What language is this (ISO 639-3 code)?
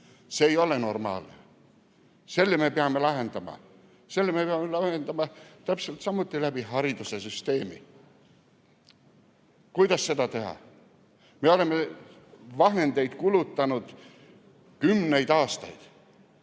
est